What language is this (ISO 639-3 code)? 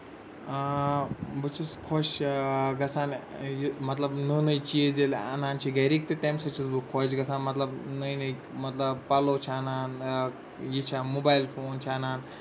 kas